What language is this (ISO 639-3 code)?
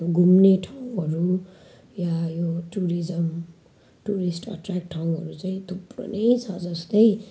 nep